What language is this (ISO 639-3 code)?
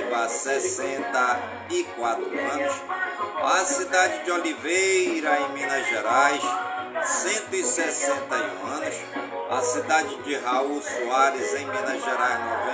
por